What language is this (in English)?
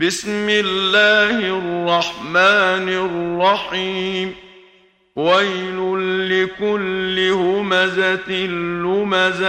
Arabic